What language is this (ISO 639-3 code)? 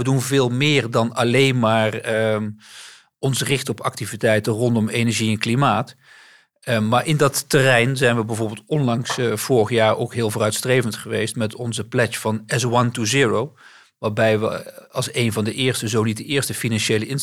nld